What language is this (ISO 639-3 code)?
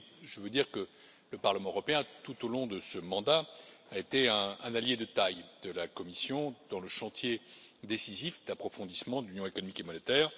fra